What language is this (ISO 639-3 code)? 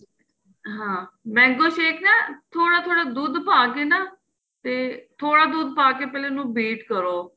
pan